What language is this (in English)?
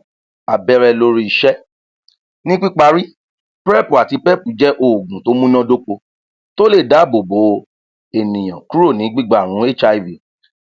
Yoruba